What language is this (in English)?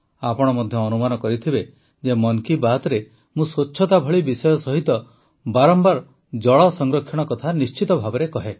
Odia